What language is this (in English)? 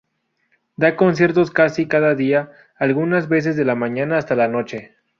Spanish